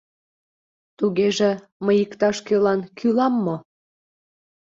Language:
Mari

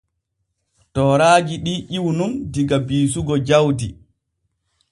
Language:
Borgu Fulfulde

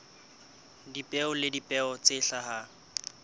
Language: Southern Sotho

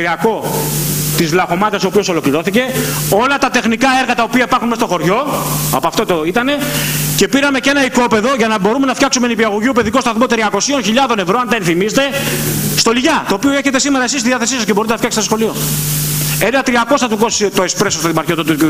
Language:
Greek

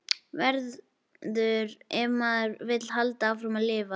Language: Icelandic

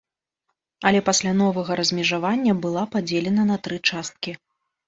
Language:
Belarusian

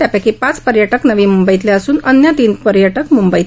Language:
Marathi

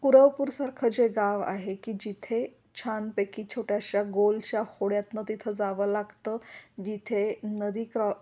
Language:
Marathi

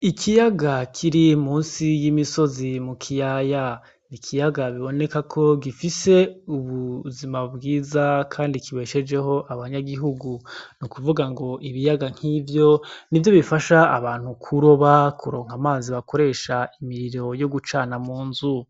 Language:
Rundi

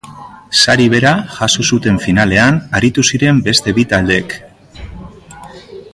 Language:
Basque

